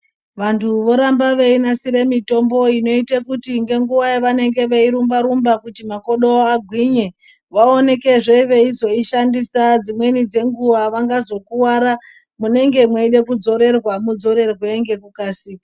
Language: Ndau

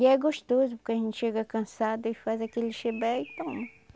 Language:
Portuguese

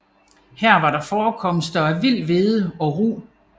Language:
Danish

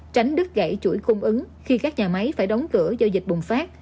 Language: Vietnamese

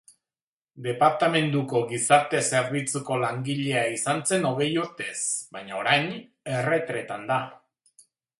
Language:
Basque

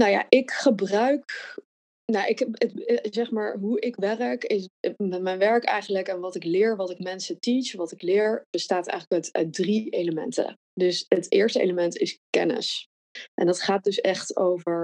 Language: Dutch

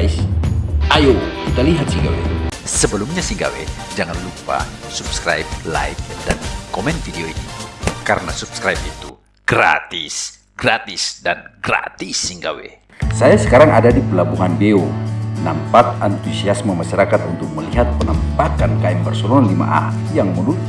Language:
Indonesian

